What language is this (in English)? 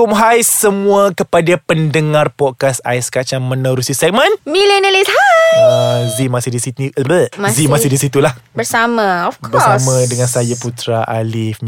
Malay